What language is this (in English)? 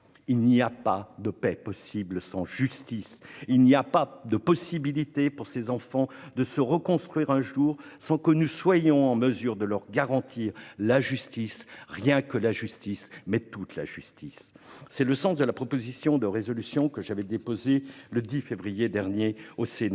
French